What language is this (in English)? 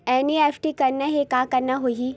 Chhattisgarhi